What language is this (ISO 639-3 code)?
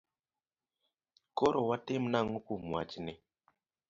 luo